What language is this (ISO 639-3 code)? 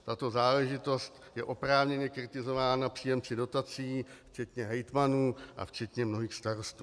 ces